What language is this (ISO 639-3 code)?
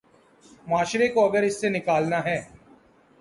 urd